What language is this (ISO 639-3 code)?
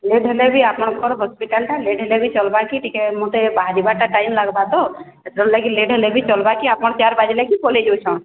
ori